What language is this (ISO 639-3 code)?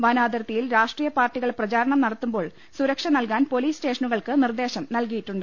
mal